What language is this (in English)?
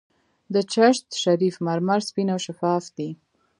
Pashto